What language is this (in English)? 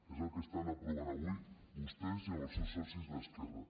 Catalan